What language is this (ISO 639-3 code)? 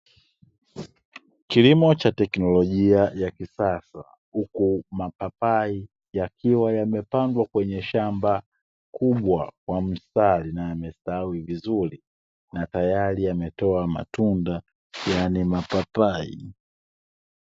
swa